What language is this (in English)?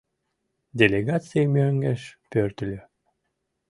Mari